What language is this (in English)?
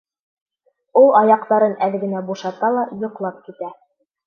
Bashkir